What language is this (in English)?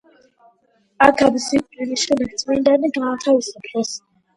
Georgian